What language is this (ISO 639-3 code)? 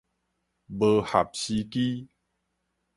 nan